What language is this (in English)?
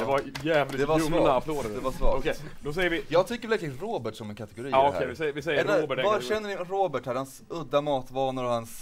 Swedish